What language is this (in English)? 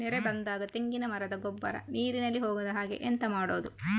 Kannada